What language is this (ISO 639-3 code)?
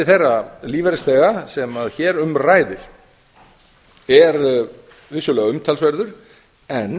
isl